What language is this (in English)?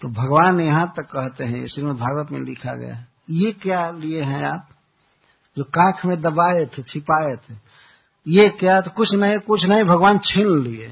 Hindi